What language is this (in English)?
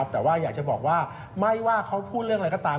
Thai